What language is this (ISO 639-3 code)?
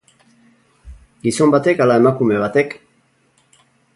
eus